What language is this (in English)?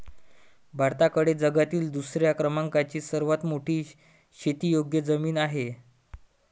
Marathi